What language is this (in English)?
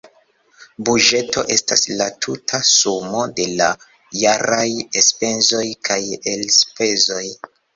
Esperanto